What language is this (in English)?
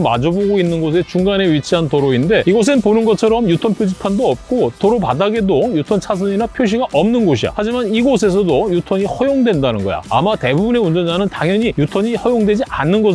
Korean